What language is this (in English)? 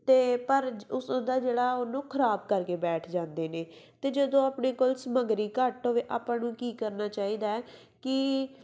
Punjabi